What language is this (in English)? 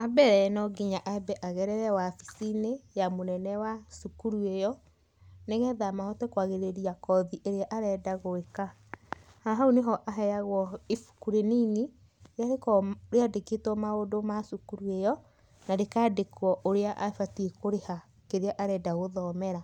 Kikuyu